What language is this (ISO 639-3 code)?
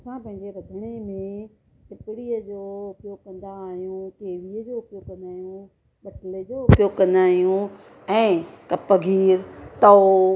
snd